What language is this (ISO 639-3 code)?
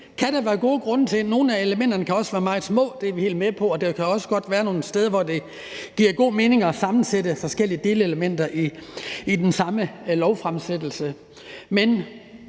dan